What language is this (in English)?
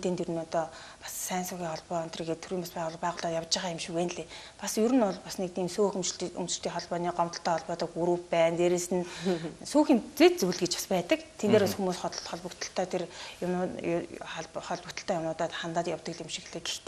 Arabic